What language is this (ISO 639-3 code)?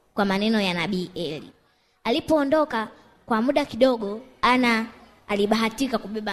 swa